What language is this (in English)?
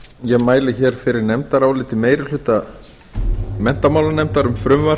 Icelandic